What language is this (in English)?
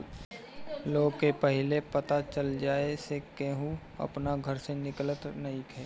Bhojpuri